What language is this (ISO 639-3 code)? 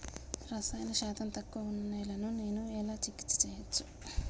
tel